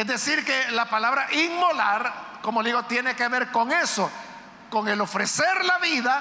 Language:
Spanish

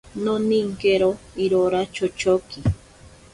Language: Ashéninka Perené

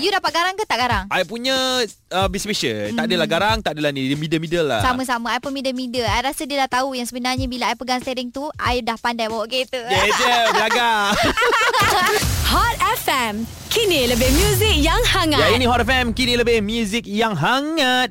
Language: Malay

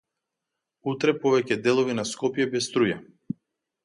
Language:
Macedonian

